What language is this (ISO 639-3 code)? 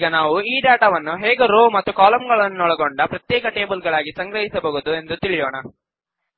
kan